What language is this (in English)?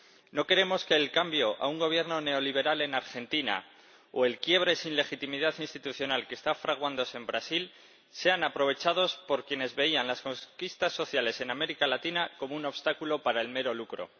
Spanish